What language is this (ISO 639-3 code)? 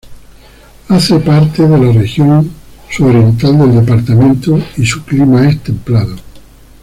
spa